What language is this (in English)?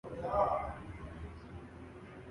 Urdu